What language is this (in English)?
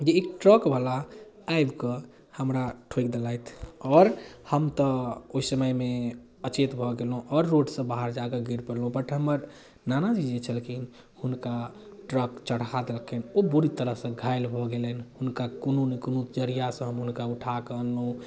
Maithili